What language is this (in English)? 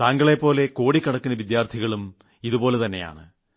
Malayalam